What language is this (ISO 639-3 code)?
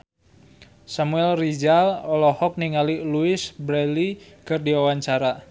sun